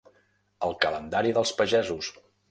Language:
Catalan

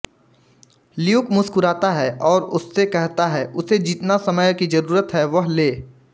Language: Hindi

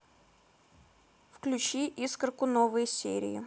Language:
Russian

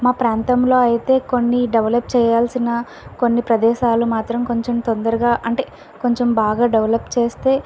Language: Telugu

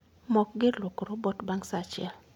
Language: Luo (Kenya and Tanzania)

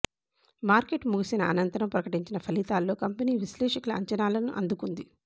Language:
Telugu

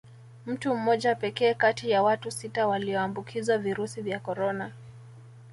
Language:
Swahili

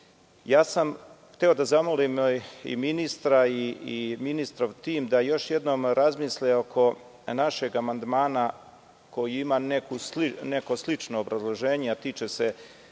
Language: Serbian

